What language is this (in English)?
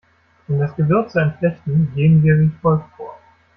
German